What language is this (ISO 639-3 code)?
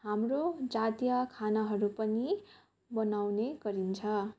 nep